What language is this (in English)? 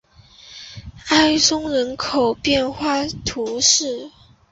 Chinese